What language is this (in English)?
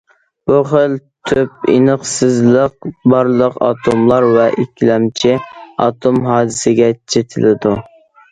Uyghur